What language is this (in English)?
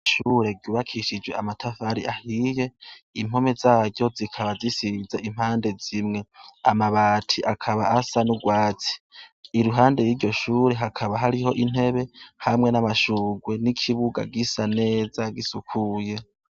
Rundi